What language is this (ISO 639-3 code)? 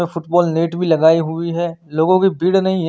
hin